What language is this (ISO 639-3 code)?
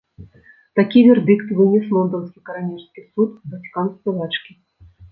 bel